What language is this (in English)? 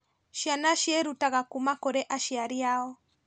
Kikuyu